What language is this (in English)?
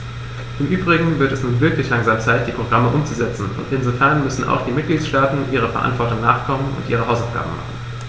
German